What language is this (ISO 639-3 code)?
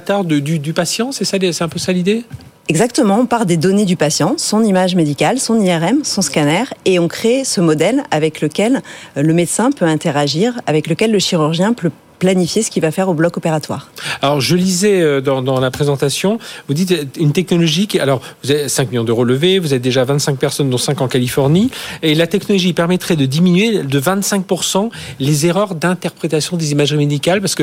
fra